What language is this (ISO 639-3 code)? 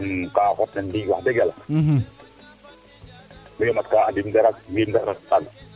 srr